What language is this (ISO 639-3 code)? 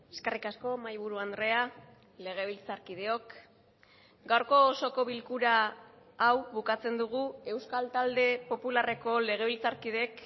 eus